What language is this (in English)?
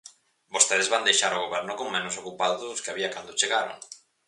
Galician